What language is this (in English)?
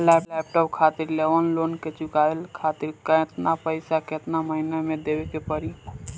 Bhojpuri